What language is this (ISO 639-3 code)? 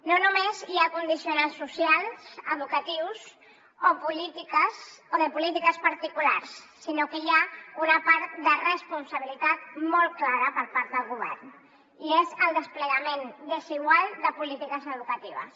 cat